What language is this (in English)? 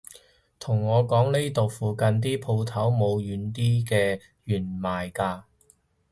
Cantonese